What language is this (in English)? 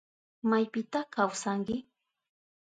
Southern Pastaza Quechua